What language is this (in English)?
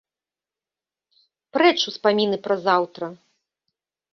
Belarusian